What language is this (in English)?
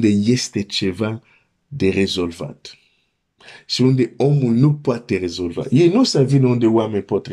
Romanian